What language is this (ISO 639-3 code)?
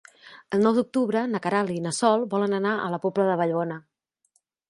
cat